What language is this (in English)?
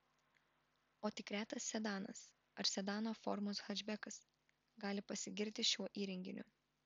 Lithuanian